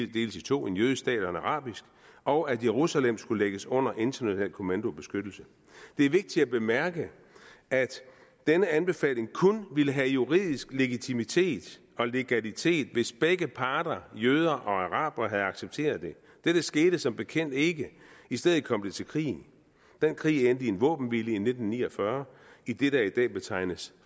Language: Danish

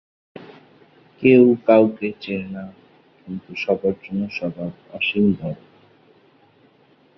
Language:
Bangla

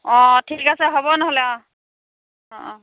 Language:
Assamese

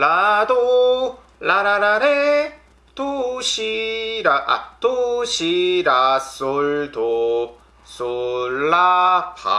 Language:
Korean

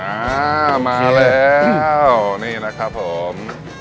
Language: Thai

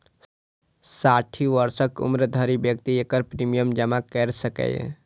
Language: Maithili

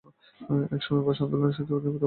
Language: Bangla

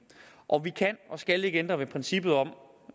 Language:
Danish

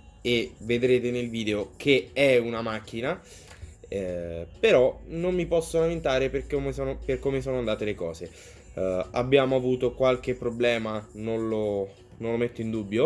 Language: Italian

